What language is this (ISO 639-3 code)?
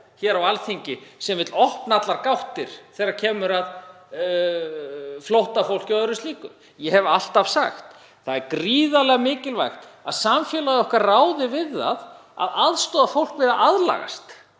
isl